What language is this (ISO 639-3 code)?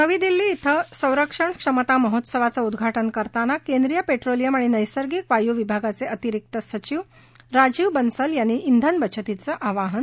mar